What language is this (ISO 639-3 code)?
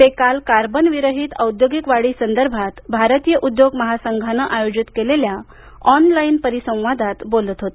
mar